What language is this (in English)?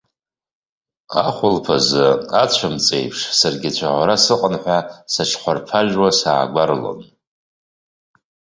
Abkhazian